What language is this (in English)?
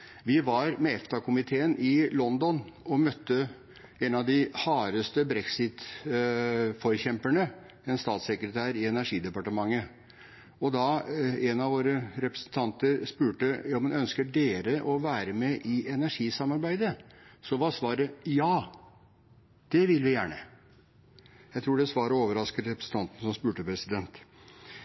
Norwegian Bokmål